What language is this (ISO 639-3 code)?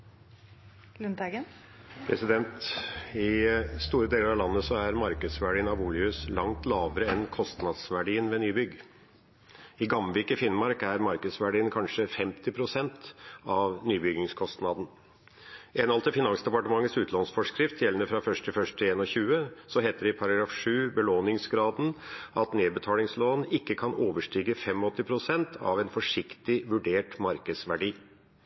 nob